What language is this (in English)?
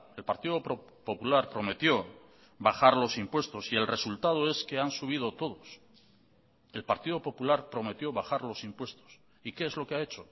Spanish